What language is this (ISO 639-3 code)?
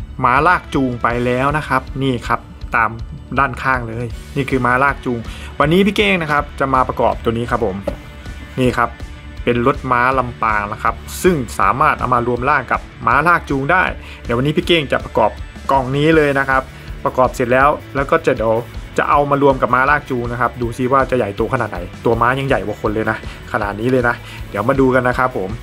tha